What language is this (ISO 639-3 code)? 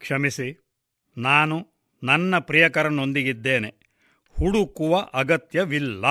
kan